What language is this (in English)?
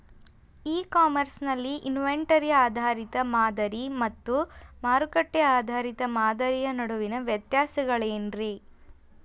Kannada